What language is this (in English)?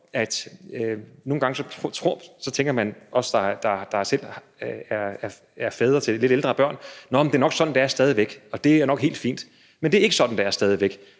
Danish